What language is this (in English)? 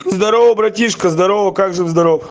Russian